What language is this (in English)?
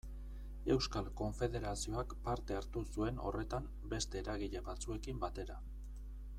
Basque